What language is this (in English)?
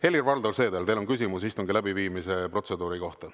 Estonian